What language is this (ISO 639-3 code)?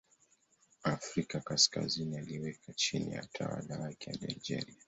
swa